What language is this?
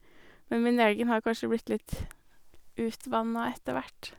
Norwegian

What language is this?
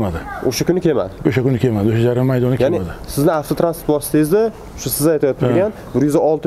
Turkish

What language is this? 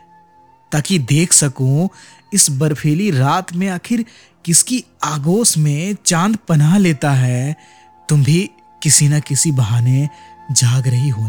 Hindi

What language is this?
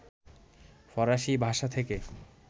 Bangla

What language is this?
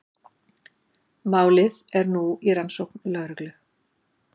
Icelandic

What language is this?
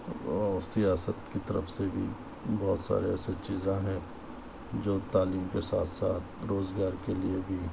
Urdu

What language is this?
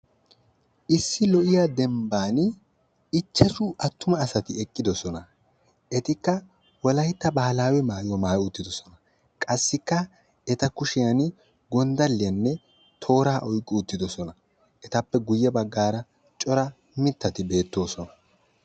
Wolaytta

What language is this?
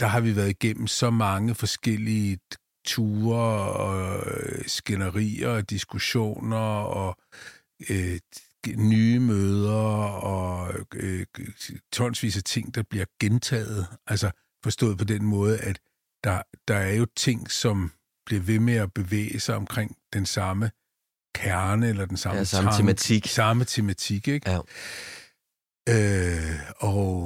Danish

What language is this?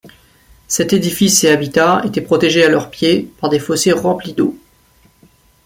French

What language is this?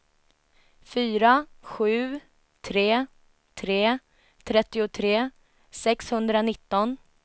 Swedish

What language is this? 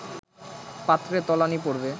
Bangla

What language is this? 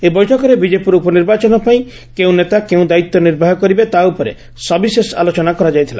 Odia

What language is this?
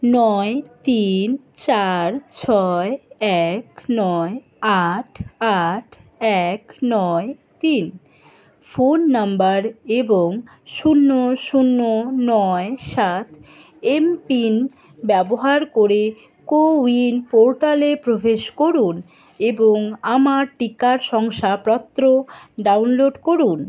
Bangla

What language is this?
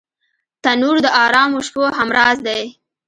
Pashto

